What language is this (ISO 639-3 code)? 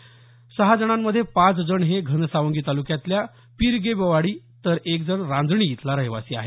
mar